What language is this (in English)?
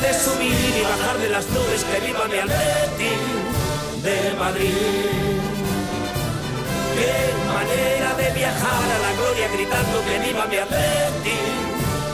Spanish